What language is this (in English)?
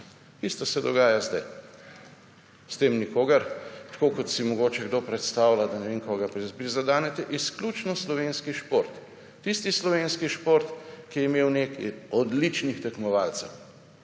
Slovenian